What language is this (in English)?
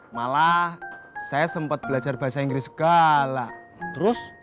Indonesian